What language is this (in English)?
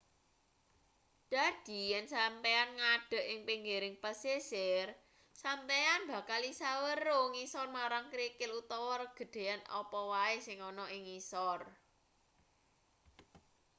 Javanese